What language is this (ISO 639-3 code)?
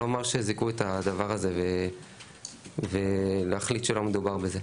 heb